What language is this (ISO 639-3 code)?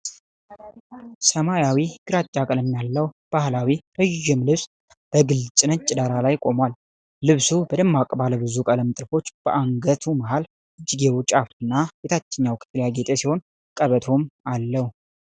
amh